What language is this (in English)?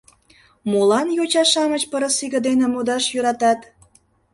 Mari